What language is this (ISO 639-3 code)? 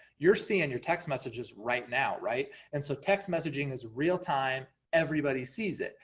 eng